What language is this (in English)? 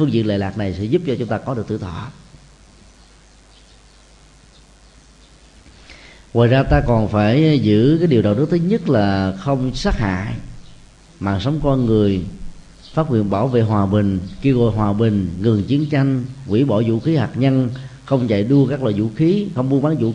Vietnamese